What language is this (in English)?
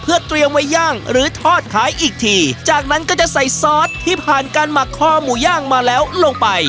Thai